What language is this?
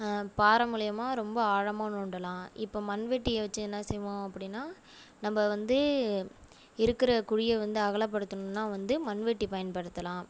Tamil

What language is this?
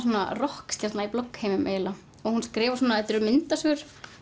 Icelandic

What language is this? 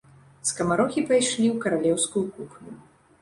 Belarusian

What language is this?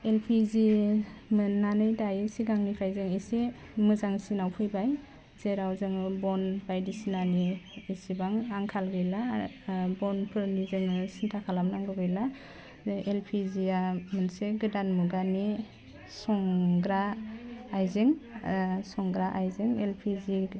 Bodo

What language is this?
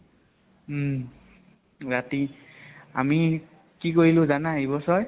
Assamese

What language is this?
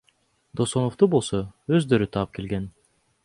Kyrgyz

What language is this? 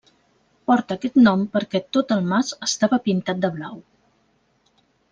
Catalan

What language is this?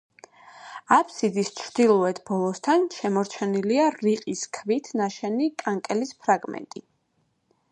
Georgian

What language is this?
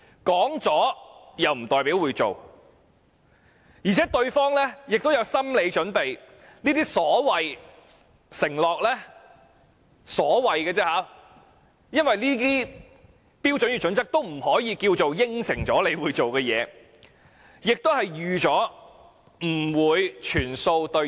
Cantonese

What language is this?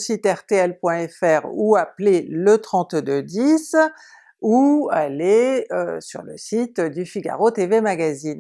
French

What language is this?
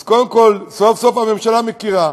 Hebrew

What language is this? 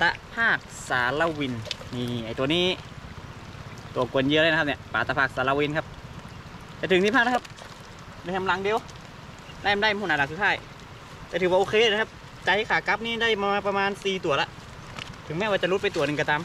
Thai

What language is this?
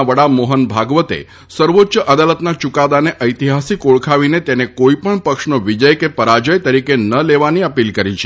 Gujarati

